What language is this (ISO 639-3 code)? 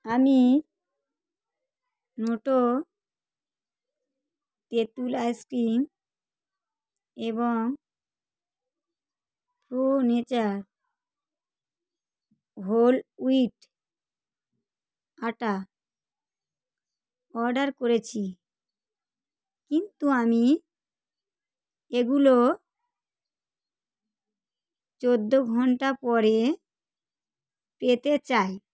ben